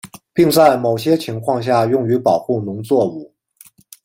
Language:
Chinese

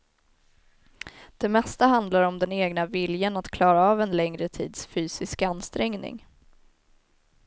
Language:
Swedish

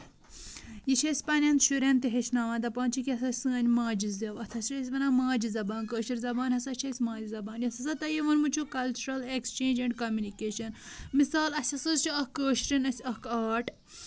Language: Kashmiri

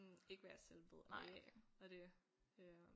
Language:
Danish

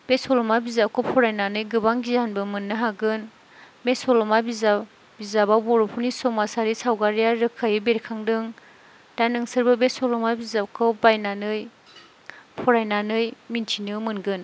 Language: Bodo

